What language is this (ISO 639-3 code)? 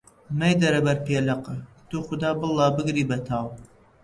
ckb